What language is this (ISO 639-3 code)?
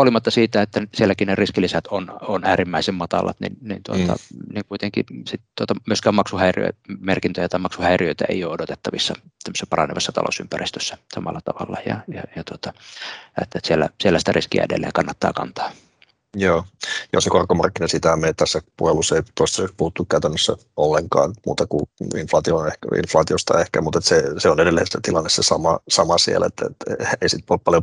fin